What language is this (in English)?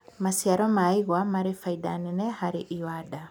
Kikuyu